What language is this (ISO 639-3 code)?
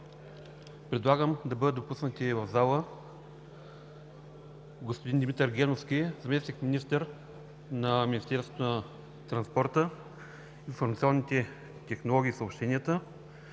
bul